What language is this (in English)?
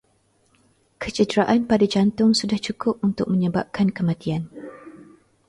Malay